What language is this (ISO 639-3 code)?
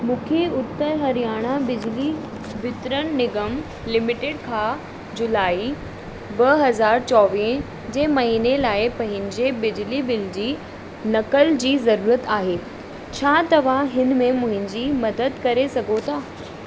snd